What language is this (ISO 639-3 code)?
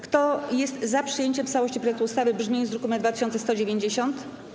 pol